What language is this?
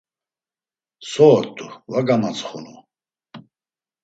Laz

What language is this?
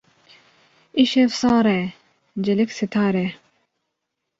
Kurdish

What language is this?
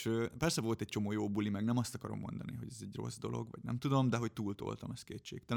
Hungarian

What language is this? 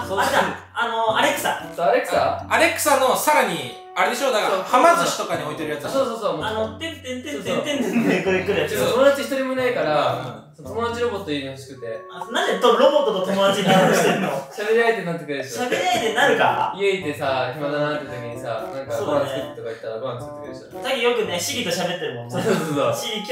Japanese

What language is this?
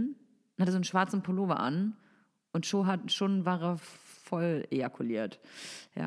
German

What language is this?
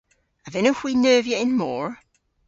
Cornish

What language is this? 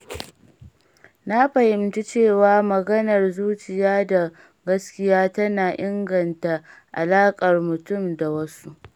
Hausa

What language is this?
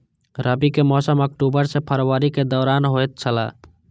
Maithili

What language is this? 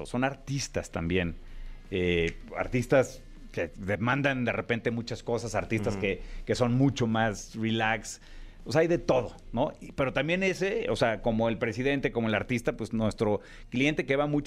Spanish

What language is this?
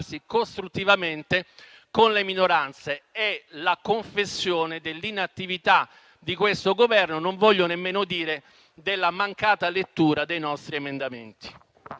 Italian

